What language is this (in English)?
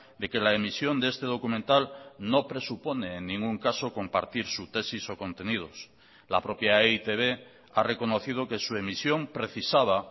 Spanish